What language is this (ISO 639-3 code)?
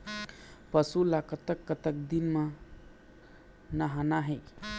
hne